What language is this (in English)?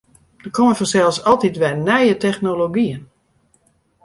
Western Frisian